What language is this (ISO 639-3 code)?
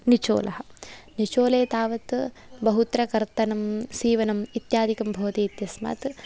san